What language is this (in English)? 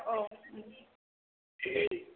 Bodo